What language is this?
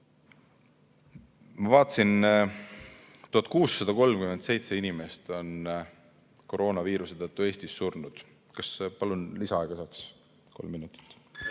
Estonian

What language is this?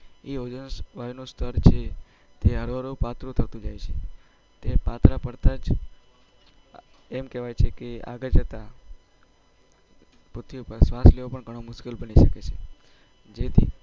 Gujarati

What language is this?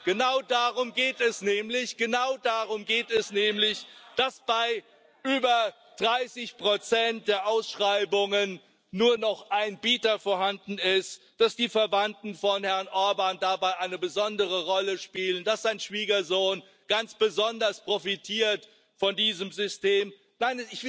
German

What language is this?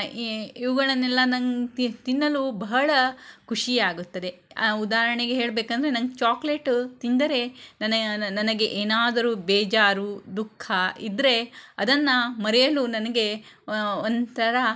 Kannada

